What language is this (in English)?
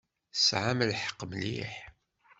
Kabyle